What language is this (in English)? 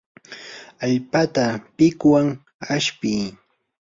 Yanahuanca Pasco Quechua